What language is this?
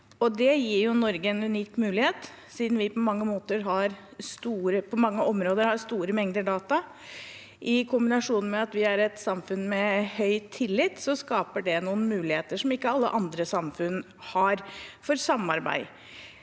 Norwegian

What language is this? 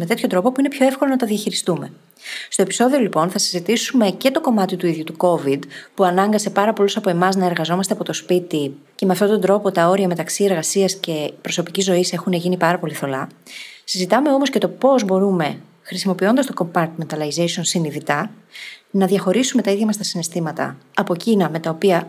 Greek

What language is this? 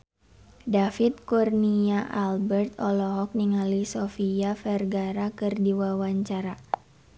Sundanese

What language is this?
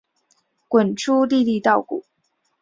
Chinese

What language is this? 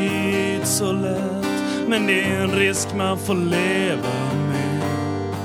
Swedish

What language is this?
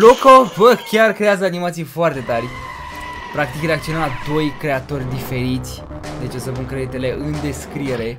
Romanian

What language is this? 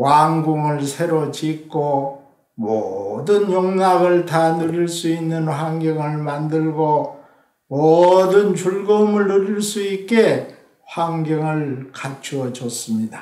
Korean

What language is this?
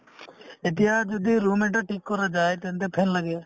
Assamese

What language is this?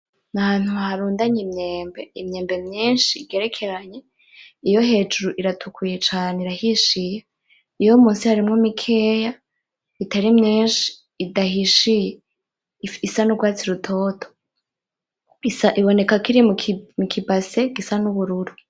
Rundi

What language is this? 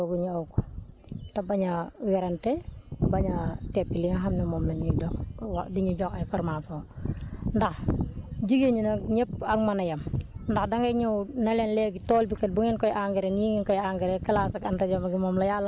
Wolof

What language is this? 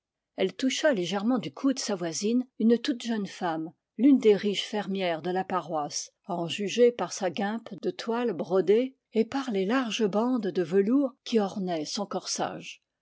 French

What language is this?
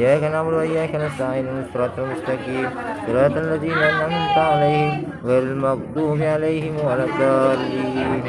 Indonesian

